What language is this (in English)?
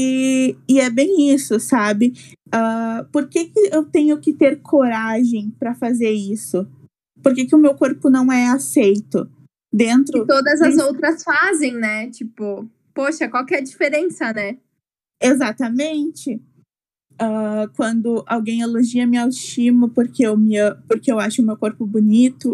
Portuguese